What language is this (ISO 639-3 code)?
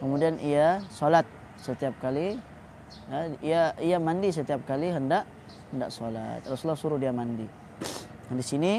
msa